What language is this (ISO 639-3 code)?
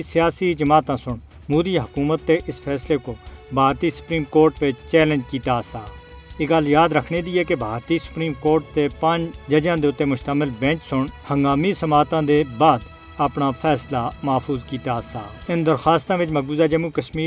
urd